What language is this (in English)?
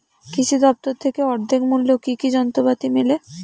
Bangla